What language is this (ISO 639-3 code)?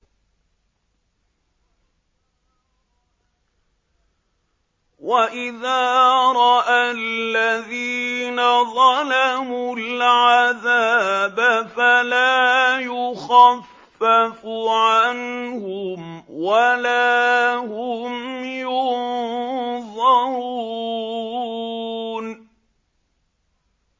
ara